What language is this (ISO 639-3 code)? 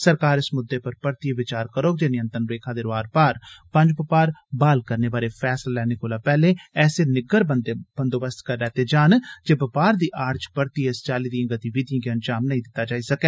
doi